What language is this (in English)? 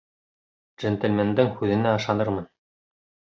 Bashkir